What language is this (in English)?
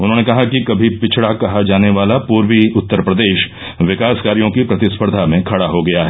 Hindi